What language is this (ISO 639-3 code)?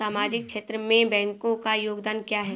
hin